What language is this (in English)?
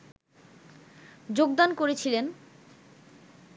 Bangla